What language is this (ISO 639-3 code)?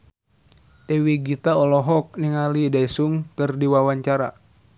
sun